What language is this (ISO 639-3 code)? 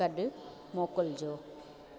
snd